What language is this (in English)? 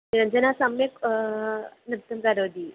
Sanskrit